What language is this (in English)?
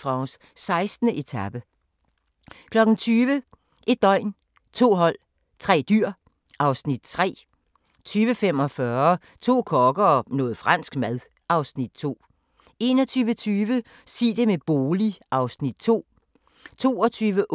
Danish